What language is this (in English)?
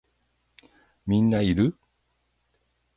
Japanese